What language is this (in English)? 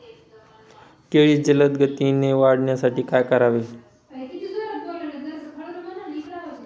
Marathi